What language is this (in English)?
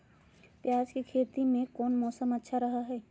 Magahi